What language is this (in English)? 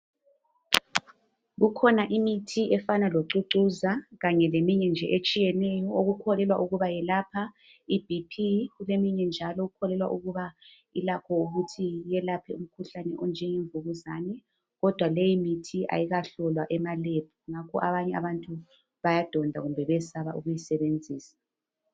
North Ndebele